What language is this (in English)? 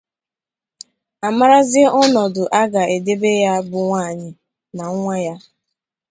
Igbo